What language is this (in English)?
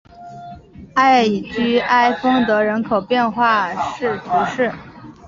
Chinese